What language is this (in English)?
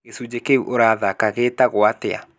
Kikuyu